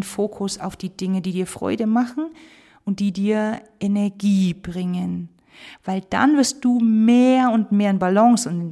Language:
German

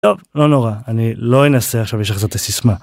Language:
Hebrew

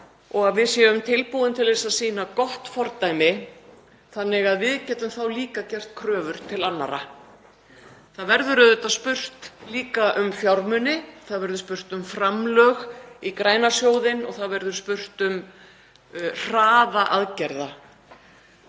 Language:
Icelandic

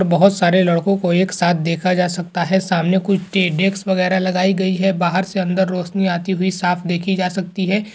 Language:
Hindi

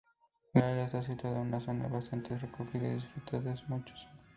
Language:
Spanish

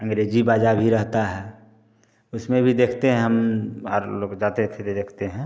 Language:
Hindi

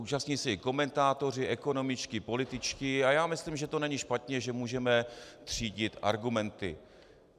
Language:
Czech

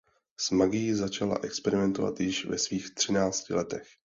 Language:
Czech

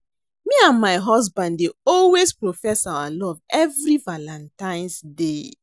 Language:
Nigerian Pidgin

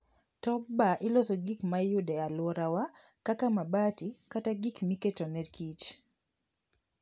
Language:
Luo (Kenya and Tanzania)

